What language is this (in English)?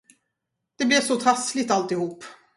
Swedish